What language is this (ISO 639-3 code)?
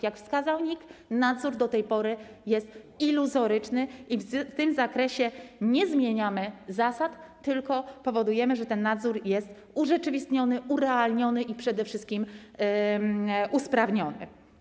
pol